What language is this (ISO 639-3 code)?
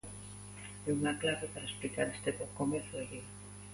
glg